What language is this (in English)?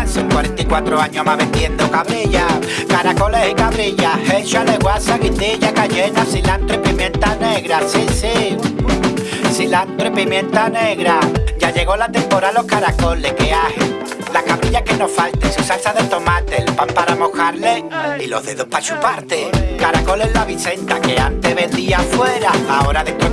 Spanish